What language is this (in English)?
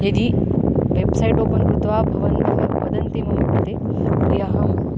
Sanskrit